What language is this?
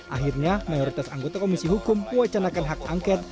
Indonesian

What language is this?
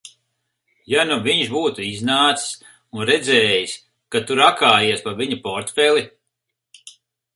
Latvian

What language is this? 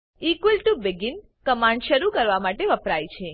Gujarati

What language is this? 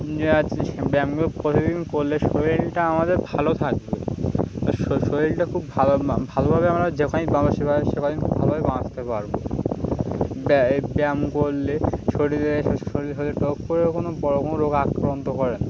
Bangla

